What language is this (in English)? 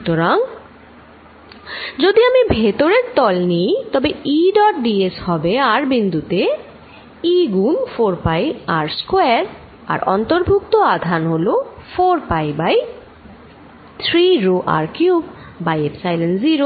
Bangla